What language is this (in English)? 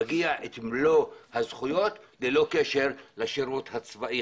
Hebrew